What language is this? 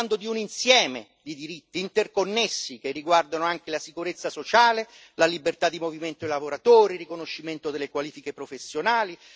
Italian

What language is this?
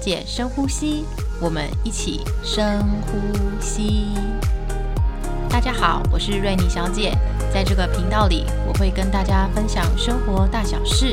Chinese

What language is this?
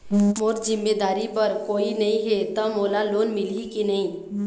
Chhattisgarhi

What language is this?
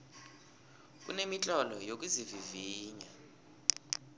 South Ndebele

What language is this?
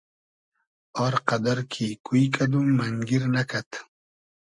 Hazaragi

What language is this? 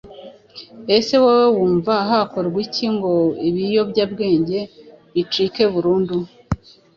Kinyarwanda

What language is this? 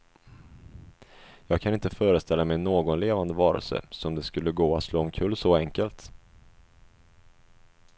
Swedish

